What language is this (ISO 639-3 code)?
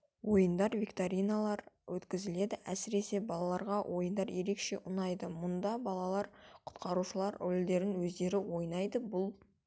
kaz